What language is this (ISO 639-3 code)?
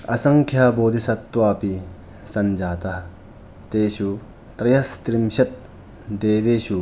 san